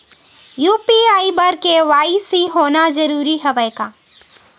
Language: Chhattisgarhi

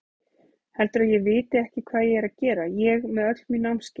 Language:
Icelandic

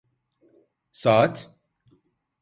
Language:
Turkish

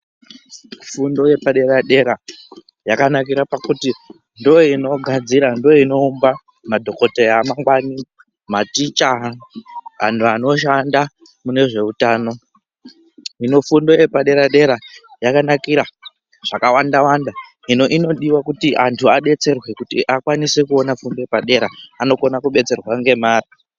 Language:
Ndau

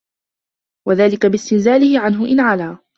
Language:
Arabic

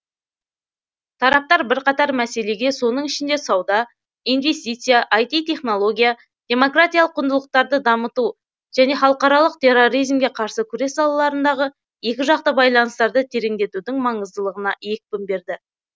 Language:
Kazakh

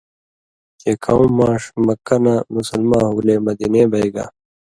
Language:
Indus Kohistani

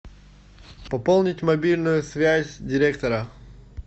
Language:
Russian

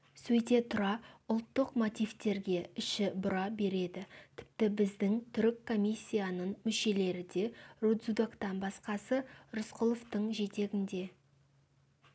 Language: Kazakh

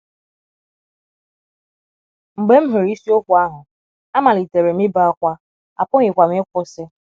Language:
Igbo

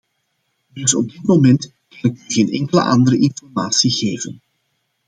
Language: Dutch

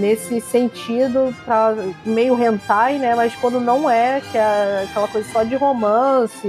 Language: Portuguese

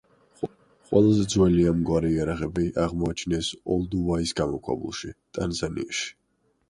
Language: Georgian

